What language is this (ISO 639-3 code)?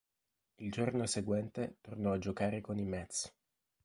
ita